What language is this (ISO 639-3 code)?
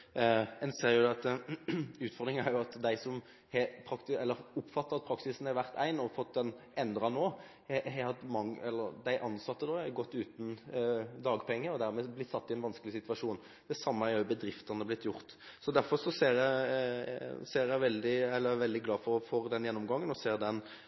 nob